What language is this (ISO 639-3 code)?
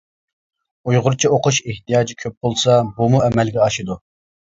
uig